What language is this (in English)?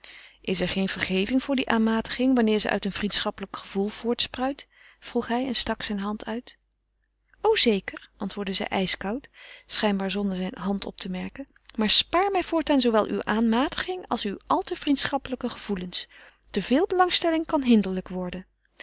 Dutch